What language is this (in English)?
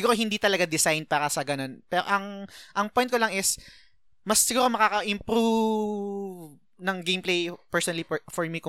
Filipino